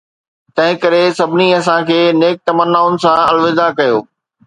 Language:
Sindhi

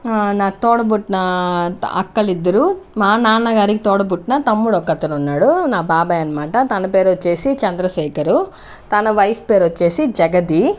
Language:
Telugu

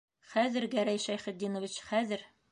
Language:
Bashkir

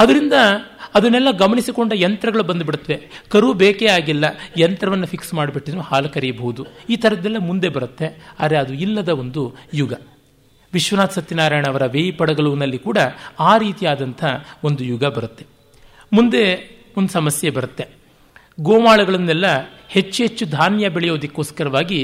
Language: Kannada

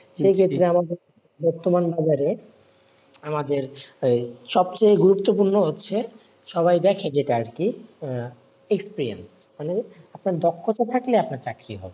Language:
Bangla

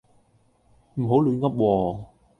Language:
Cantonese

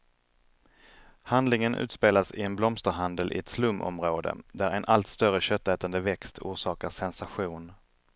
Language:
Swedish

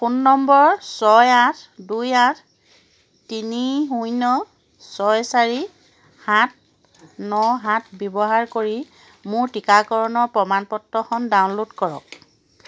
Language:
Assamese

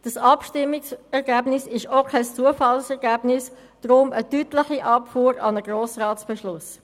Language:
Swiss German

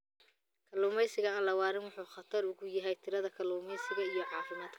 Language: Somali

